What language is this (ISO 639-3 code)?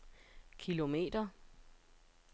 dan